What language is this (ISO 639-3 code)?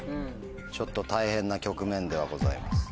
jpn